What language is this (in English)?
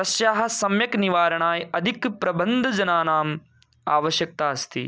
Sanskrit